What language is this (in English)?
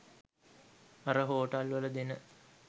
Sinhala